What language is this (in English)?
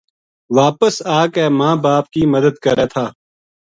Gujari